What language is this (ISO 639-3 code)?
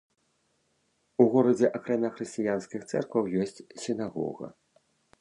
bel